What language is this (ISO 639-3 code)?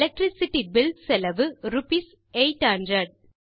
tam